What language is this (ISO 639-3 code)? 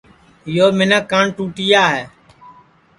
ssi